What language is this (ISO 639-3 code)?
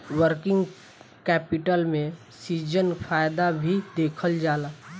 bho